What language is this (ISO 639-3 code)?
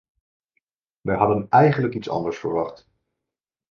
nld